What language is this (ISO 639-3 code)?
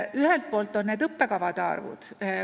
est